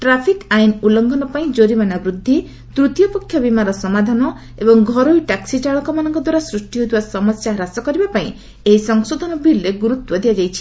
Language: Odia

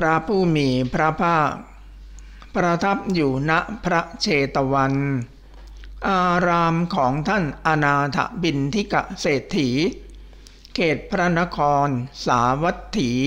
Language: Thai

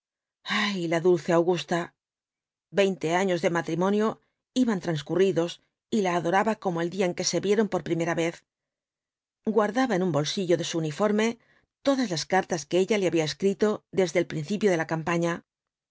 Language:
Spanish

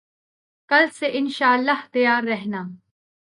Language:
Urdu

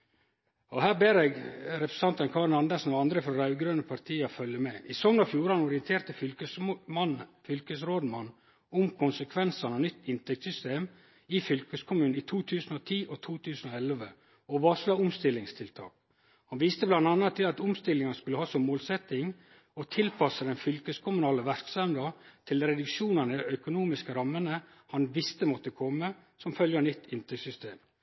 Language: Norwegian Nynorsk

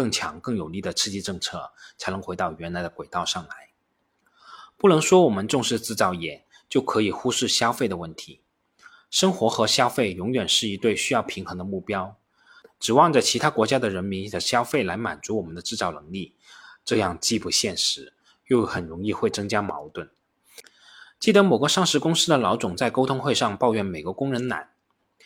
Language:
Chinese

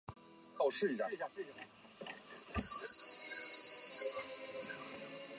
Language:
Chinese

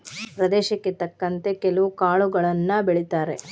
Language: Kannada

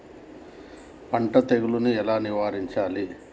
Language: Telugu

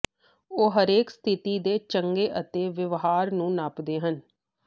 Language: Punjabi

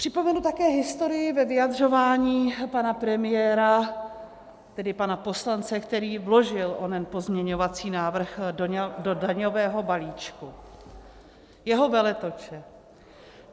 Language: Czech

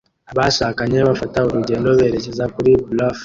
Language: Kinyarwanda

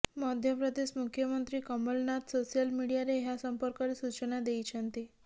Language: Odia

